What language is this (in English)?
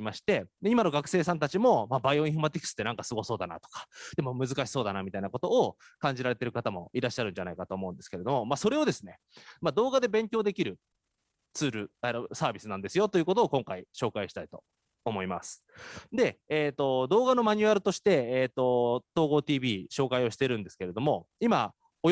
Japanese